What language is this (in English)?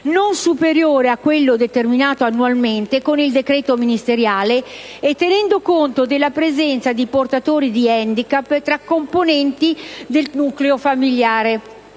Italian